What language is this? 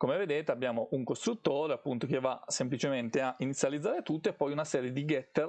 Italian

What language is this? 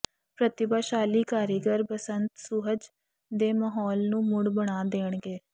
Punjabi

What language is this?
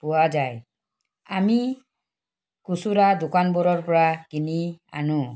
Assamese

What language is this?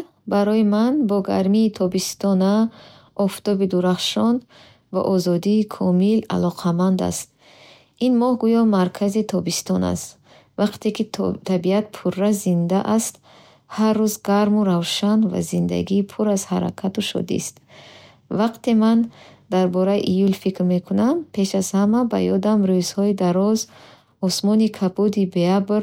Bukharic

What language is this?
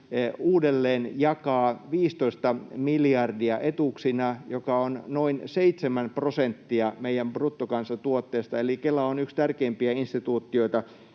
Finnish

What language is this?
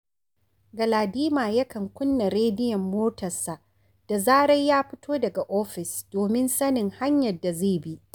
Hausa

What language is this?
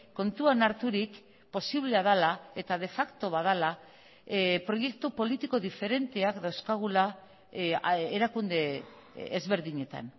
Basque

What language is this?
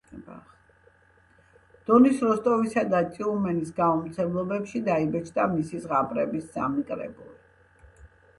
Georgian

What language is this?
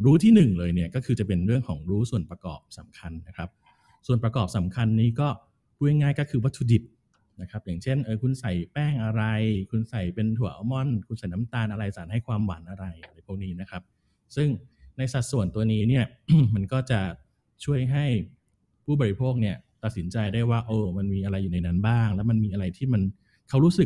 Thai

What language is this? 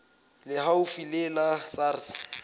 Southern Sotho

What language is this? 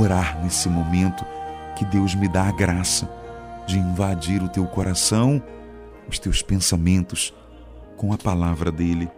Portuguese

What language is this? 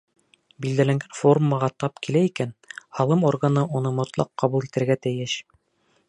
Bashkir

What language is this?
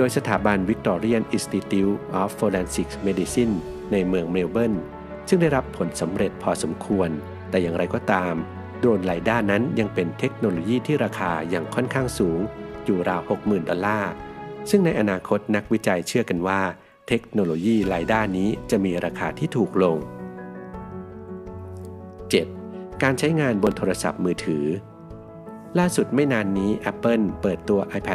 Thai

